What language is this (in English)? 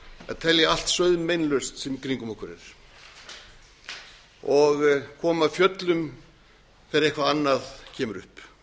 Icelandic